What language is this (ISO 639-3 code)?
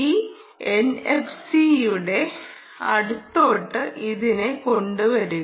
mal